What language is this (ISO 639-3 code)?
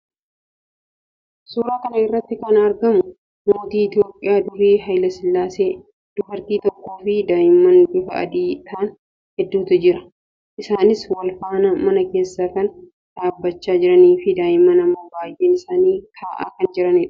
orm